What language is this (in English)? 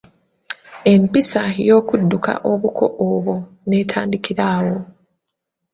Ganda